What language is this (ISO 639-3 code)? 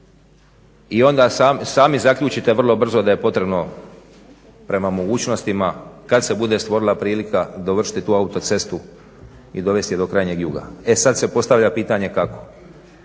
hrv